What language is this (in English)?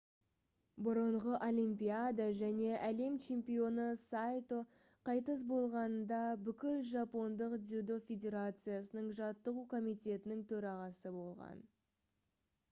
Kazakh